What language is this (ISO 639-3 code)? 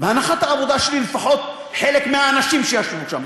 heb